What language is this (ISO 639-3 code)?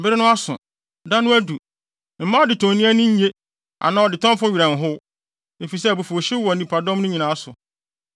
aka